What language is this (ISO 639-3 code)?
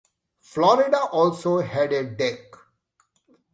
eng